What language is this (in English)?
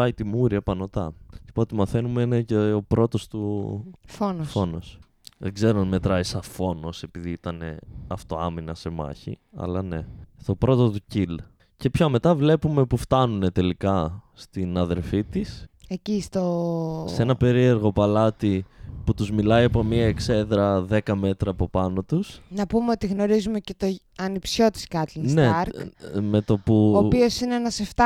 Greek